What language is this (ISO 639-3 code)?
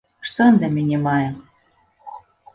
bel